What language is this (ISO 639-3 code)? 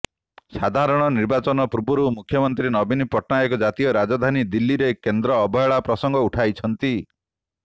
ori